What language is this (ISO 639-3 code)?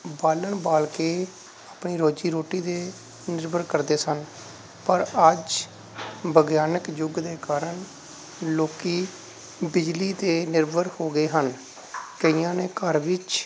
pan